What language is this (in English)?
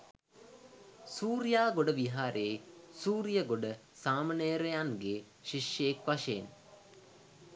Sinhala